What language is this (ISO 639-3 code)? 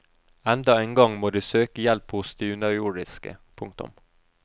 nor